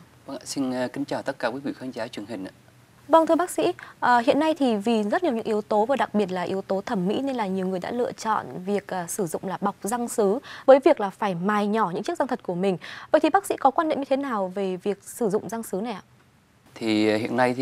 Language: Vietnamese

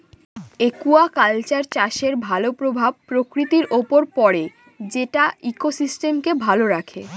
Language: Bangla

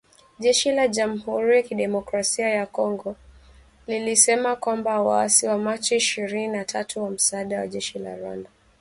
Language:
Swahili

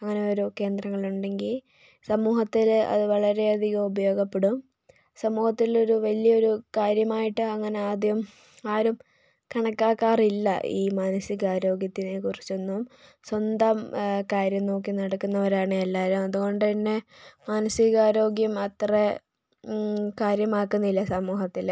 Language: Malayalam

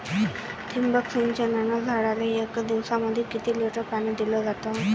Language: Marathi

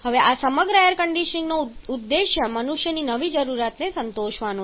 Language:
Gujarati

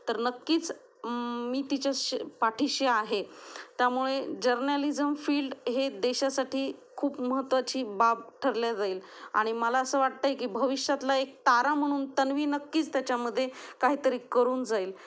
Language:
Marathi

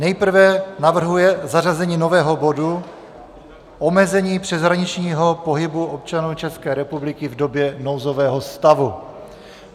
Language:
Czech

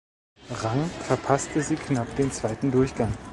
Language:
German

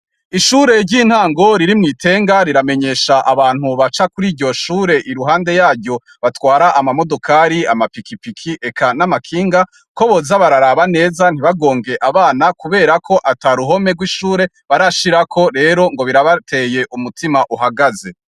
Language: Rundi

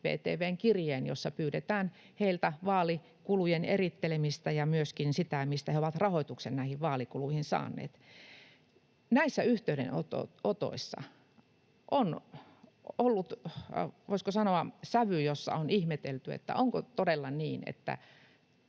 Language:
Finnish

